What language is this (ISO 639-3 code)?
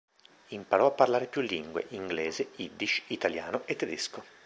ita